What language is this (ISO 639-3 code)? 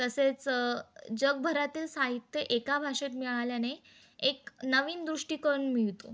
mar